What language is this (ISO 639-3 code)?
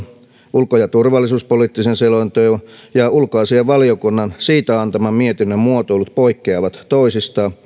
fin